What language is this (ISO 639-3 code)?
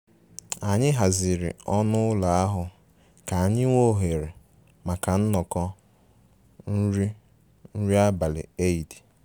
ibo